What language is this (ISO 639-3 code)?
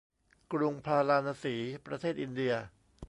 tha